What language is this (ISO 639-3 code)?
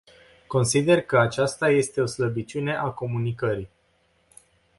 ron